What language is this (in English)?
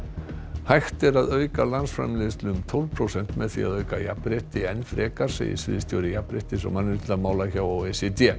Icelandic